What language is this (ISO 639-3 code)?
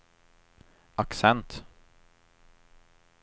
swe